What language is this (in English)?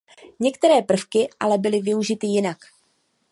Czech